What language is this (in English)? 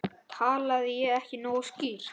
Icelandic